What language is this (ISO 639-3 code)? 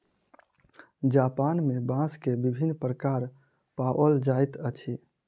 mai